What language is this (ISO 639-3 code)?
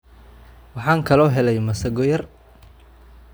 som